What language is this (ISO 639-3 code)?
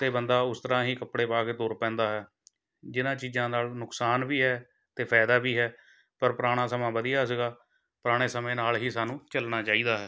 pan